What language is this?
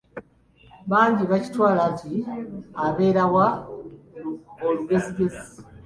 Ganda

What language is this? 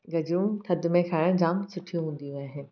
Sindhi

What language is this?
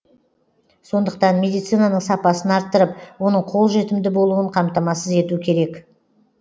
Kazakh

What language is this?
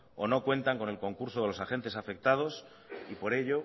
Spanish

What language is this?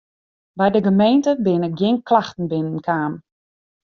Western Frisian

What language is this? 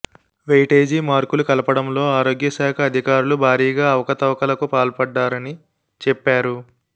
Telugu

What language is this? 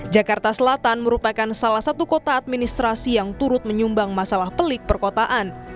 Indonesian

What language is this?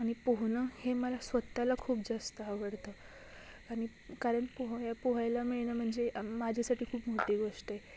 Marathi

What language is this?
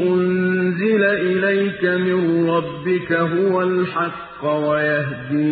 Arabic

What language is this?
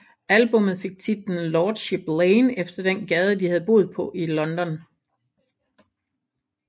Danish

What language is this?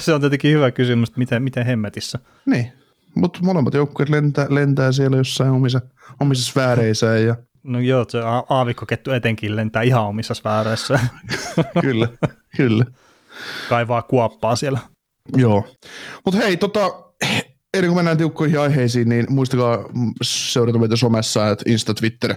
Finnish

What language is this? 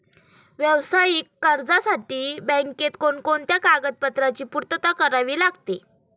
Marathi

